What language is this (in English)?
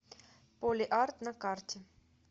Russian